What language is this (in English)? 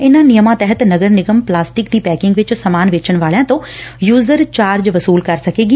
Punjabi